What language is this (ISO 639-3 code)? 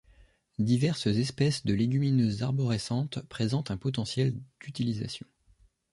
fra